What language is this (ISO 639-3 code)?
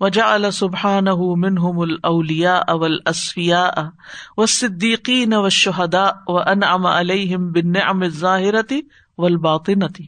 urd